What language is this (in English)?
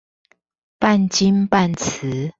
Chinese